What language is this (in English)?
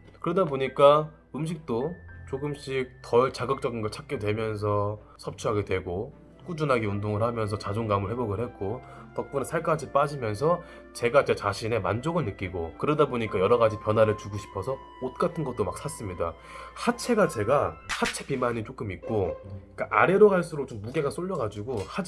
Korean